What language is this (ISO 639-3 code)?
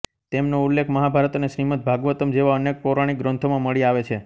guj